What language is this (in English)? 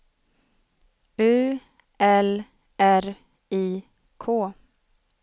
Swedish